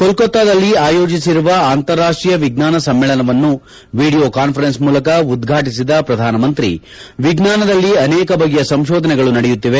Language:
Kannada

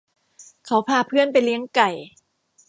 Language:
Thai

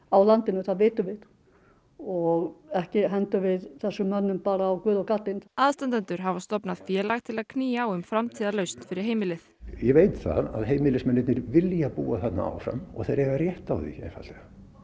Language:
Icelandic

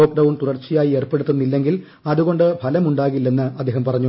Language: Malayalam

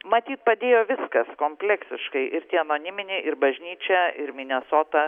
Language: Lithuanian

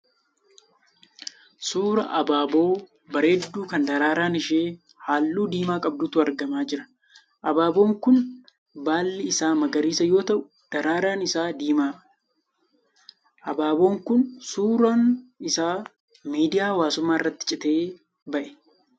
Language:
Oromo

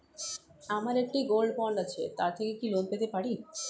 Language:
Bangla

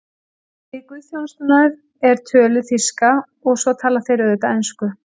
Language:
Icelandic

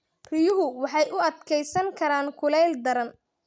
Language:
Somali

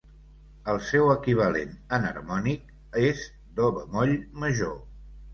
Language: Catalan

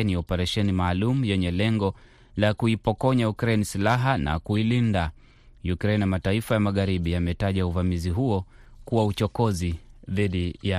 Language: Swahili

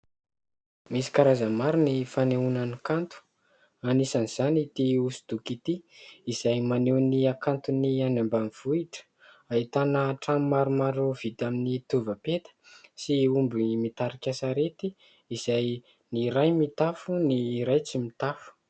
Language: Malagasy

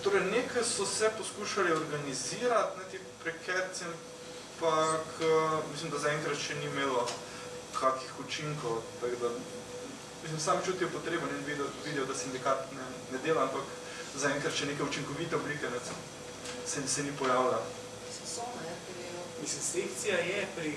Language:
Ukrainian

